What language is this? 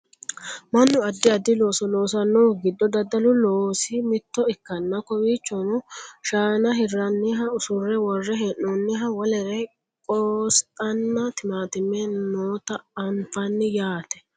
Sidamo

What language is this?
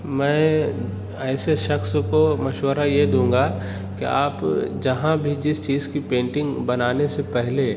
Urdu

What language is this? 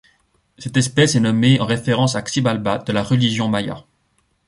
French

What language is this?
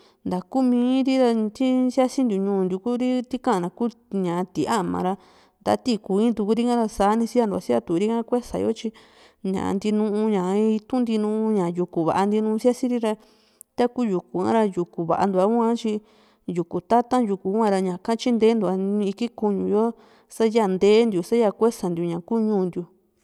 Juxtlahuaca Mixtec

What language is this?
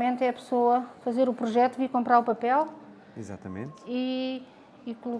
Portuguese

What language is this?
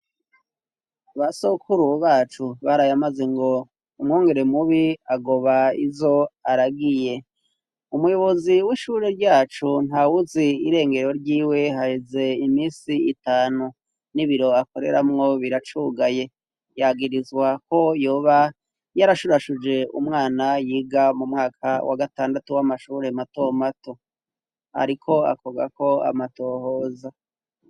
Rundi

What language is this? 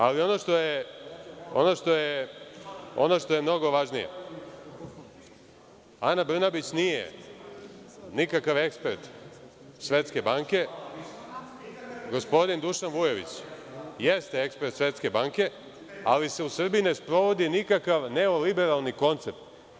Serbian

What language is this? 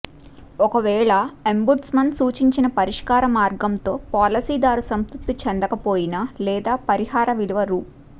Telugu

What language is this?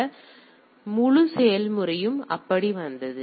Tamil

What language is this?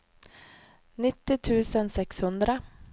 Swedish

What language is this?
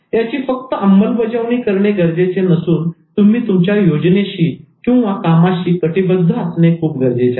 Marathi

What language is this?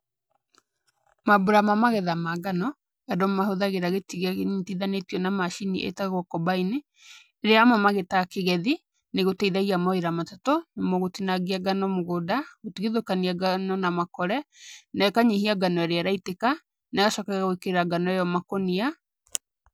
Kikuyu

